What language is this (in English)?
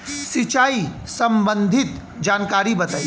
Bhojpuri